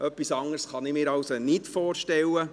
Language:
Swiss German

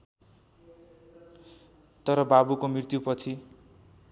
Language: Nepali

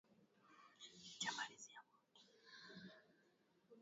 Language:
Swahili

